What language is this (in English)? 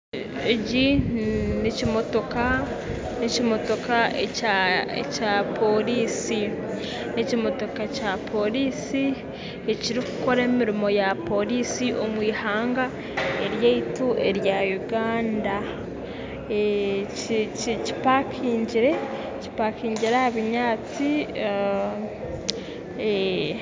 Nyankole